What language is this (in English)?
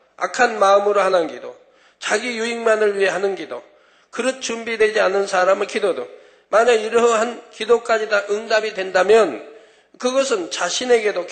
Korean